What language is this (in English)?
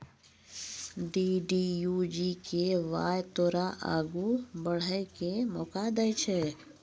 Maithili